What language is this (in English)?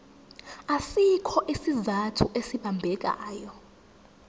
Zulu